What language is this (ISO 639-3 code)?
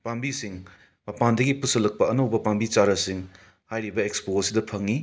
mni